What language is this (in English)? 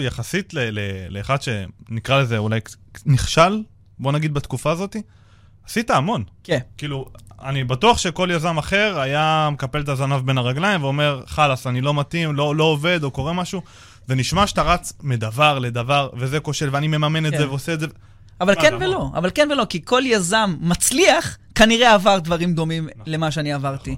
Hebrew